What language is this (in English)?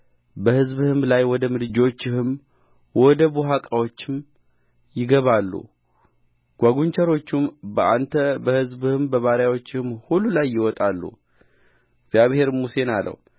Amharic